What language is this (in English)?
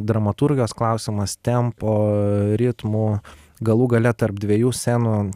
Lithuanian